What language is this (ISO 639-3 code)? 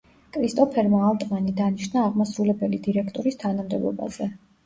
kat